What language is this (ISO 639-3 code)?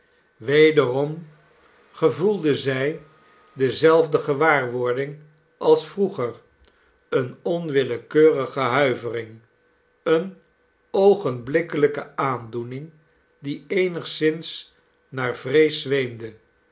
nld